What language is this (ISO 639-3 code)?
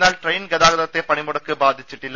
mal